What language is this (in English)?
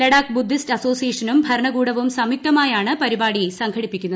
Malayalam